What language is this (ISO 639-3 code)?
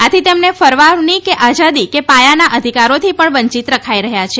guj